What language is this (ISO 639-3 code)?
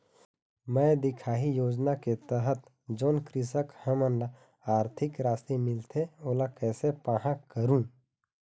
hne